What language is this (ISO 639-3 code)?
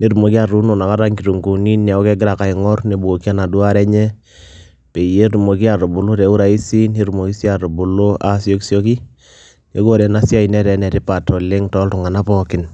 mas